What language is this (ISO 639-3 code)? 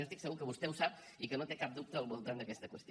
cat